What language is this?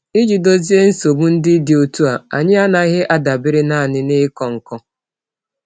Igbo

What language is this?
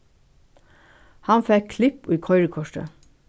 Faroese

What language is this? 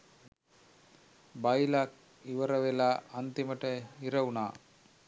Sinhala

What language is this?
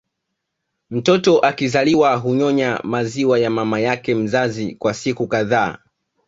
Swahili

